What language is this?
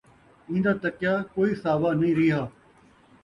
Saraiki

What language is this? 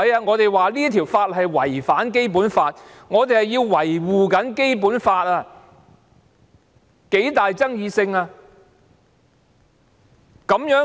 Cantonese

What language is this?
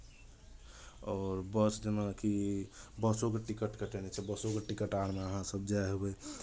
Maithili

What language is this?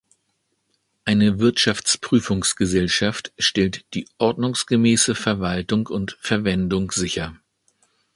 German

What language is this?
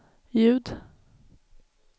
Swedish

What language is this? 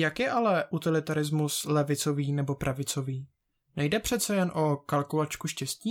Czech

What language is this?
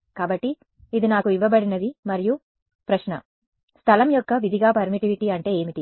Telugu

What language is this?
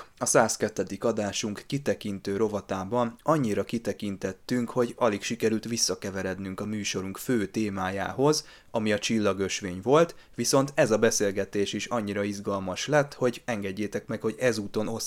Hungarian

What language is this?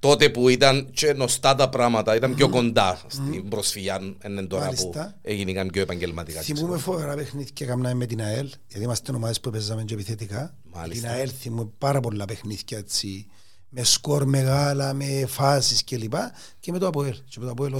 Greek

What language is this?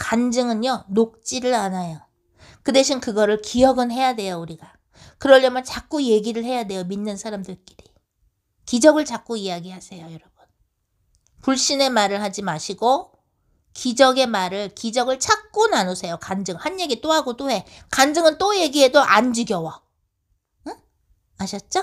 Korean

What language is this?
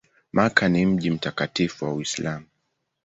Swahili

